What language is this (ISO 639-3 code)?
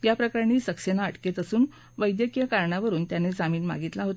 mar